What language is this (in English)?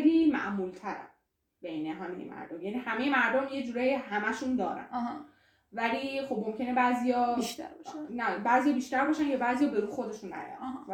Persian